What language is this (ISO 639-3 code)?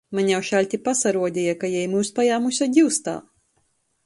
ltg